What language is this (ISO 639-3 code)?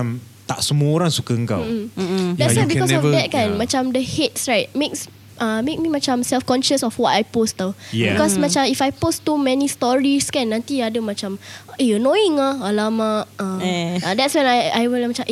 msa